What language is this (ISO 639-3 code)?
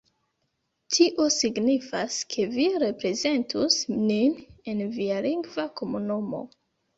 epo